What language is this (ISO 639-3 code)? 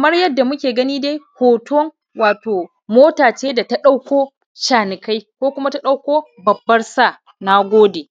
hau